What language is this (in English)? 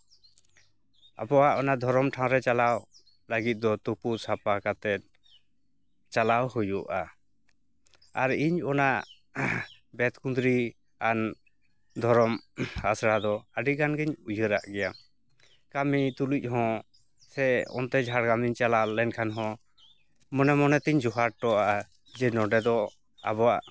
Santali